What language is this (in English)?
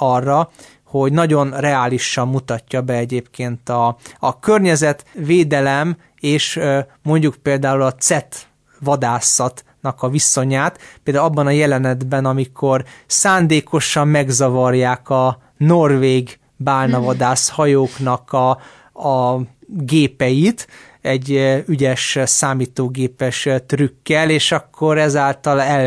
Hungarian